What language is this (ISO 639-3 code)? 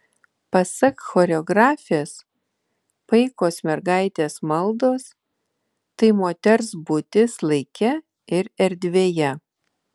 lit